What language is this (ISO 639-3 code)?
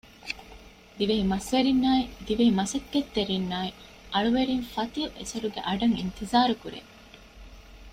div